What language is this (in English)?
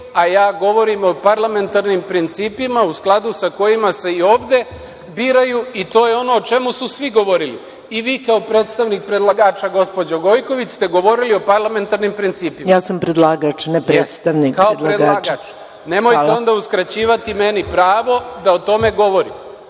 Serbian